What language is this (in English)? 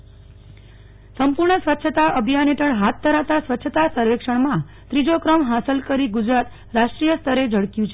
Gujarati